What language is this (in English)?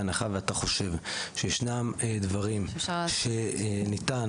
Hebrew